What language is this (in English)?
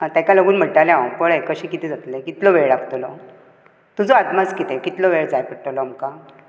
Konkani